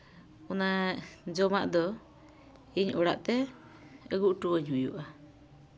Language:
Santali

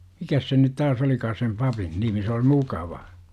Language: Finnish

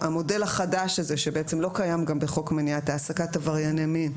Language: Hebrew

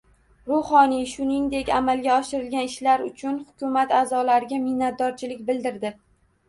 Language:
Uzbek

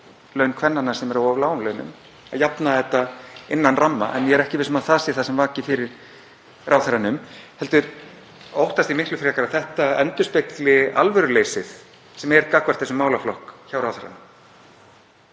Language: Icelandic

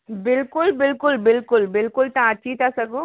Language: Sindhi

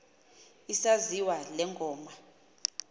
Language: Xhosa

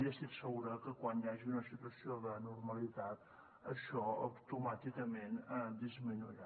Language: Catalan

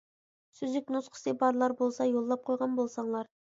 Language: Uyghur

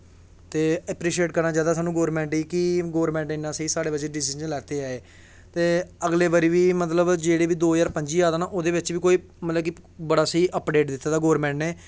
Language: Dogri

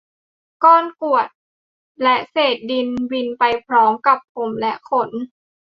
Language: Thai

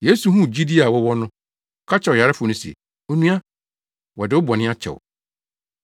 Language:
Akan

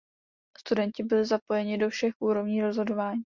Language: Czech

